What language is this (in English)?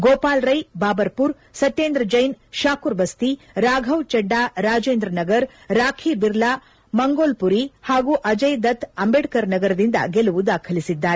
Kannada